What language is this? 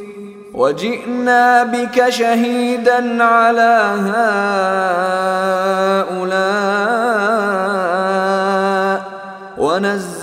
Arabic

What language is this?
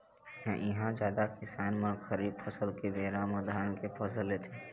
Chhattisgarhi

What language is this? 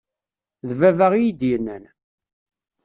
Kabyle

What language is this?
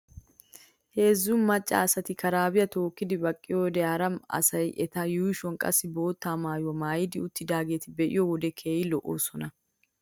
Wolaytta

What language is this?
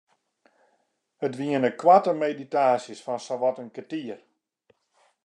Western Frisian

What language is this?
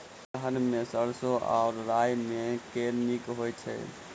Maithili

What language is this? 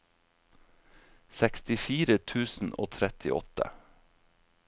Norwegian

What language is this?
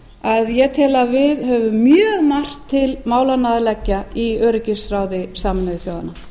Icelandic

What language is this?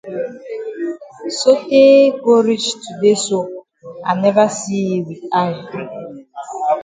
Cameroon Pidgin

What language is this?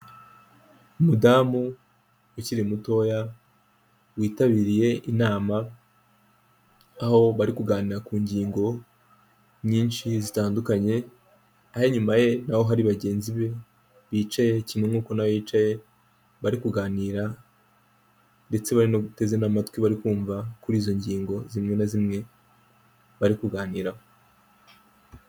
Kinyarwanda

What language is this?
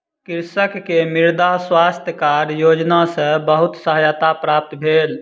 Maithili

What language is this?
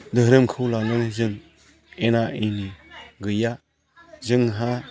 Bodo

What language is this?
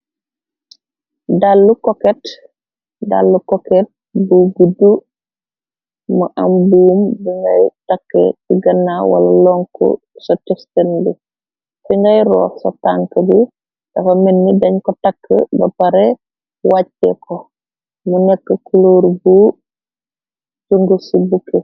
Wolof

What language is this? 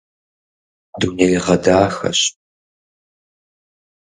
Kabardian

